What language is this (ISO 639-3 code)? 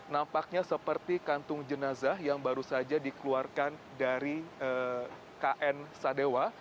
ind